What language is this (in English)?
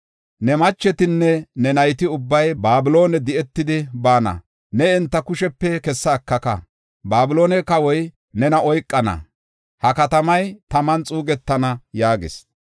Gofa